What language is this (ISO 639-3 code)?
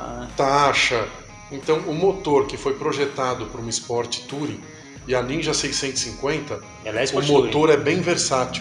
por